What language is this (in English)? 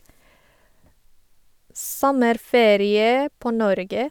Norwegian